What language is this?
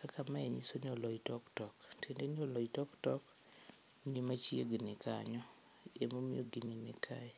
Luo (Kenya and Tanzania)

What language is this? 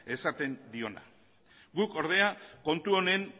Basque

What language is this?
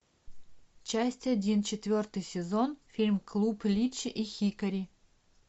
Russian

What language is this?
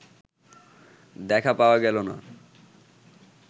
Bangla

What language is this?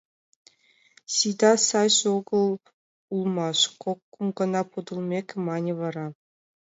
Mari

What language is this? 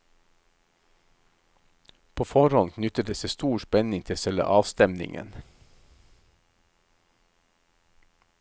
Norwegian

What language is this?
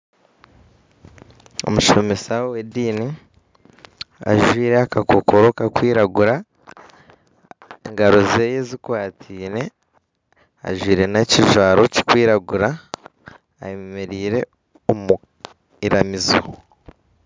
Nyankole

